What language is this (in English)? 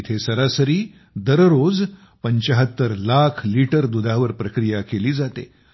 Marathi